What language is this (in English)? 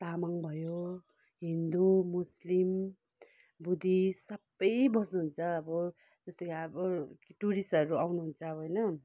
Nepali